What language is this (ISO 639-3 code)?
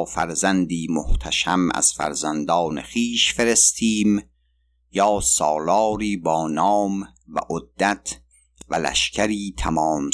fas